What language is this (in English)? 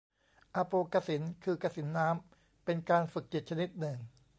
Thai